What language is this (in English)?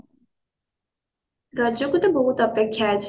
Odia